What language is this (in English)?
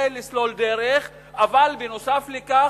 Hebrew